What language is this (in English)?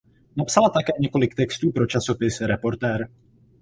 Czech